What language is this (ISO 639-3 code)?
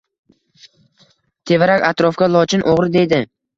uzb